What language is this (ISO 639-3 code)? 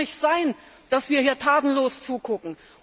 deu